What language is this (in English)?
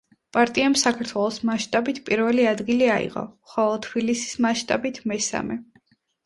Georgian